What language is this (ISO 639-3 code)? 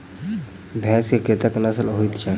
mai